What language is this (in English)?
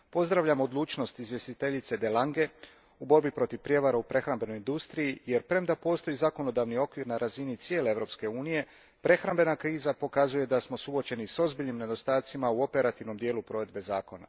Croatian